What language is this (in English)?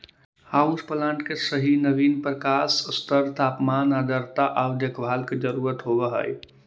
Magahi